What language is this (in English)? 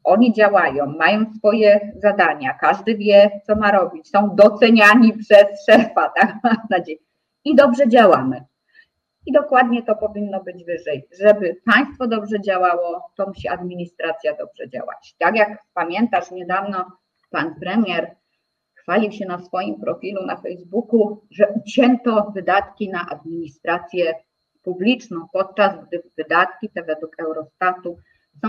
Polish